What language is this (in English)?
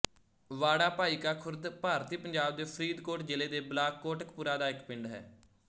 Punjabi